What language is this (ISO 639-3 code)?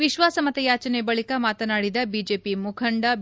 kan